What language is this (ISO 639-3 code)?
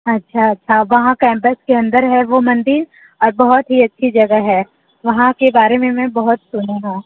hin